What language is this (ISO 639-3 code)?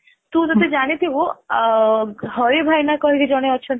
ori